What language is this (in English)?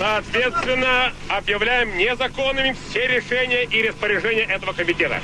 Russian